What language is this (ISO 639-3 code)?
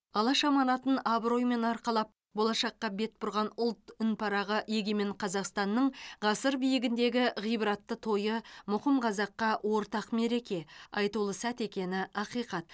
kaz